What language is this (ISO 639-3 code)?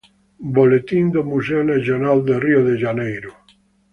spa